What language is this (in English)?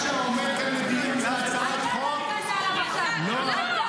Hebrew